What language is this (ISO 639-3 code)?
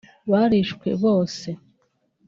kin